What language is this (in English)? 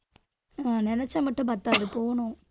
Tamil